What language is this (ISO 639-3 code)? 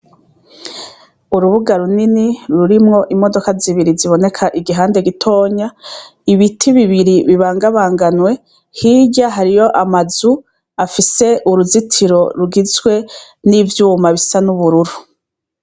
run